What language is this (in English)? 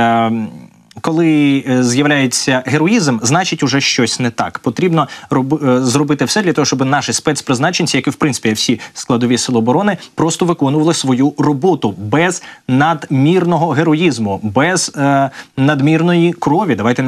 Ukrainian